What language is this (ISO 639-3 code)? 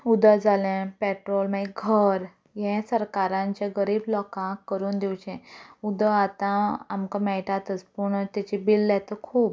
kok